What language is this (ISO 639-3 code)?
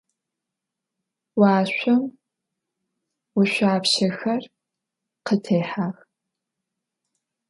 ady